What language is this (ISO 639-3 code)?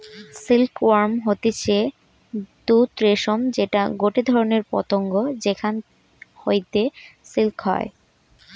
ben